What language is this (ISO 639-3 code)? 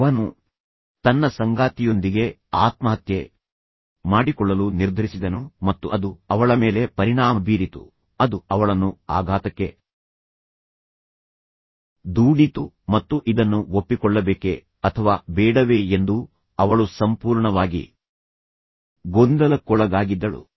kan